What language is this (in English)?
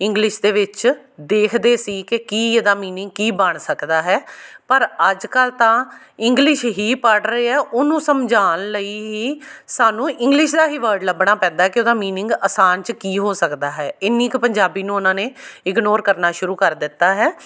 Punjabi